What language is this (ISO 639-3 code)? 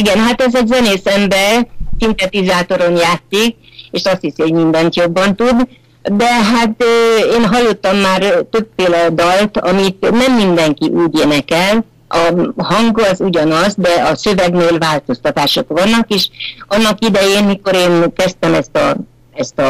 hun